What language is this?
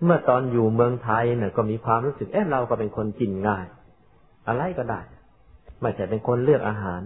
Thai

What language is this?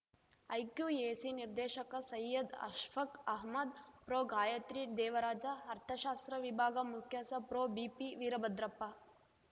Kannada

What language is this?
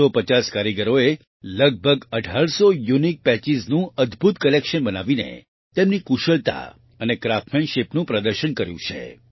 Gujarati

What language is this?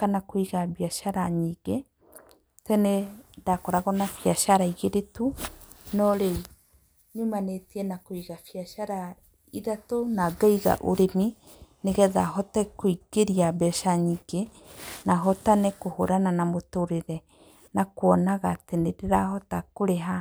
Kikuyu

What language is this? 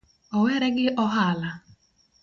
Luo (Kenya and Tanzania)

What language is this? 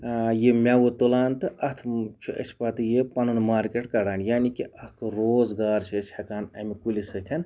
Kashmiri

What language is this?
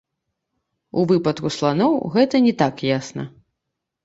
Belarusian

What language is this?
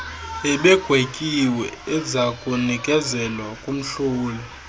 Xhosa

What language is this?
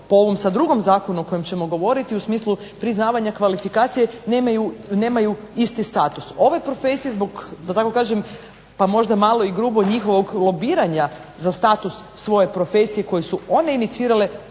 Croatian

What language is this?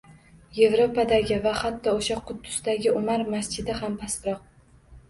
Uzbek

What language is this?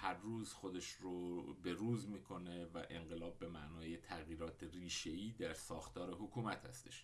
Persian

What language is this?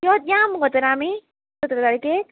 Konkani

